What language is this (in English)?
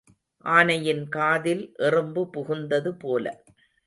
Tamil